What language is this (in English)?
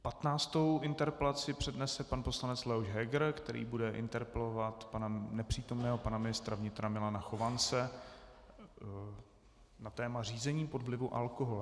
Czech